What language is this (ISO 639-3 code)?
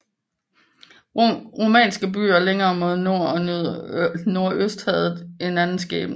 dan